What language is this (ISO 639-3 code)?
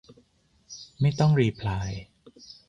tha